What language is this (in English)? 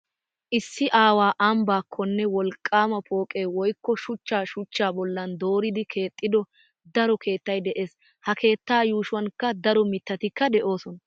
Wolaytta